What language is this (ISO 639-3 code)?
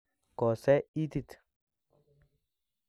kln